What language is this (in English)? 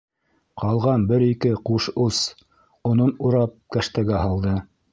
Bashkir